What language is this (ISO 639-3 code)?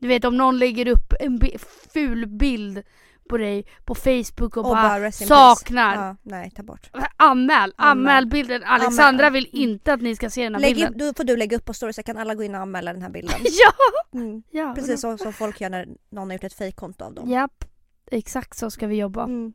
swe